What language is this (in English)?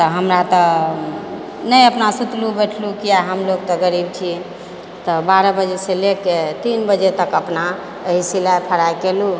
Maithili